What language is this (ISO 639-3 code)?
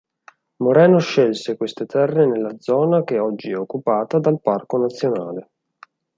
ita